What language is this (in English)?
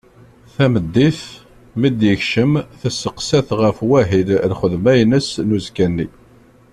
Kabyle